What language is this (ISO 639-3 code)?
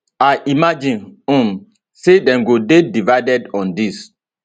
pcm